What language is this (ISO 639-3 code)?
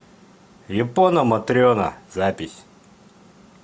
rus